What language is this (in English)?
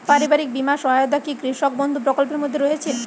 Bangla